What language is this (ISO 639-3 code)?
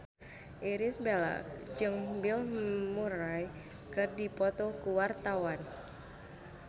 sun